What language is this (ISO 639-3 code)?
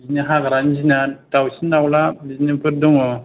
brx